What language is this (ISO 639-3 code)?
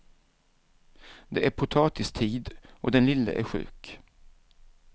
swe